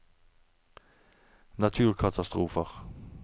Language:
Norwegian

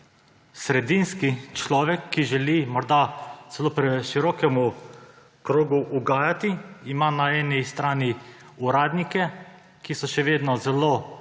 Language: Slovenian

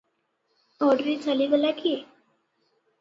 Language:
Odia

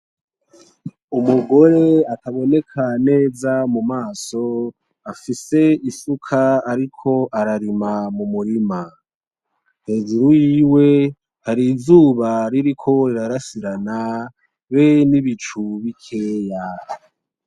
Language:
Rundi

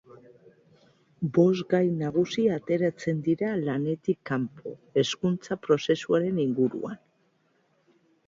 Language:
Basque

